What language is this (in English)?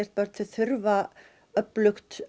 Icelandic